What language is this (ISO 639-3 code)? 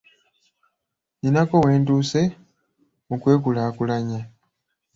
lug